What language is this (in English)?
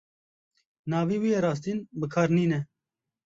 Kurdish